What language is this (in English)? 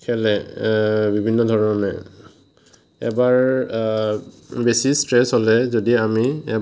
Assamese